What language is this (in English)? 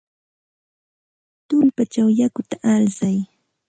Santa Ana de Tusi Pasco Quechua